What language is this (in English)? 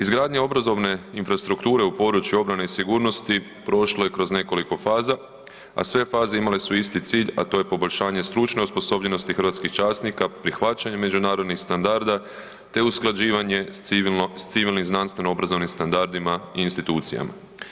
Croatian